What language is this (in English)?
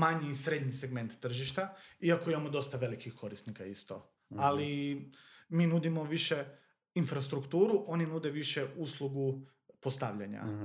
Croatian